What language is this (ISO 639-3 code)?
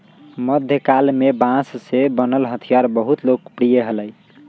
mag